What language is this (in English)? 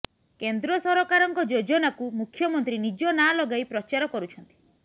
Odia